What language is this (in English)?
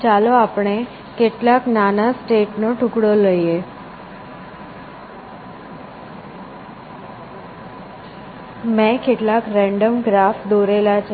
Gujarati